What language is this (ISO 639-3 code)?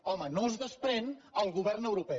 cat